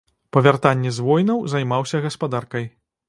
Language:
Belarusian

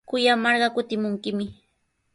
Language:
Sihuas Ancash Quechua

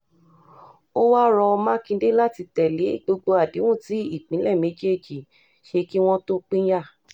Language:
Yoruba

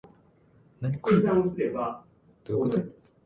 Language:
Japanese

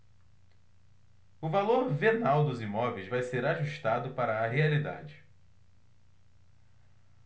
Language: Portuguese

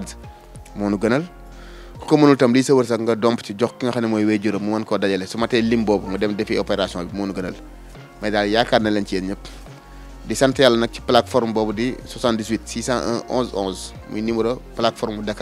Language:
Indonesian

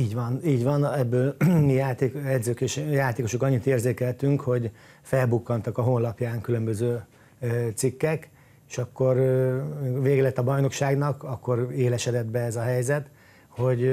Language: Hungarian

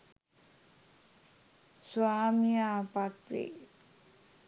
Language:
Sinhala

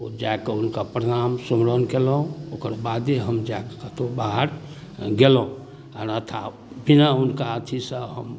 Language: Maithili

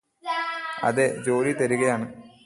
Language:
Malayalam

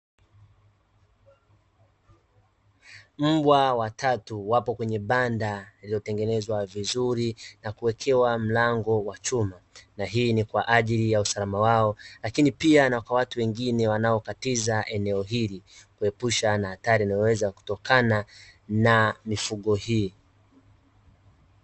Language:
Swahili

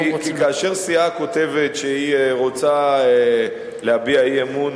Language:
Hebrew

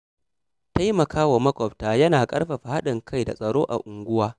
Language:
Hausa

